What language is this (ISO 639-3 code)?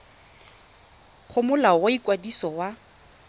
tsn